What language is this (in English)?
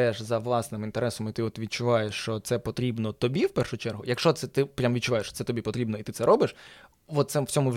Ukrainian